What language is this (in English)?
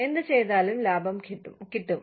Malayalam